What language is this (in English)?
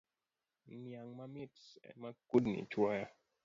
Luo (Kenya and Tanzania)